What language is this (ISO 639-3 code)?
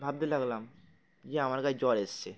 ben